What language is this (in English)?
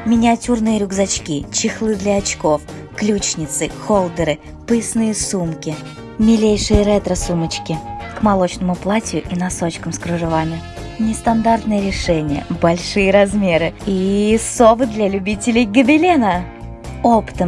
Russian